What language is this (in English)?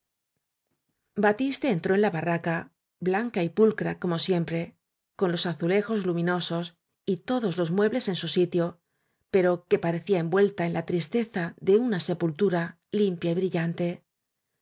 Spanish